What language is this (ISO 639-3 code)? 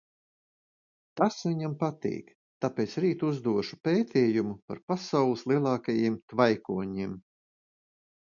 lav